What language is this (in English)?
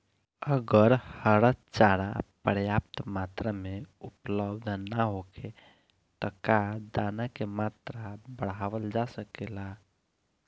Bhojpuri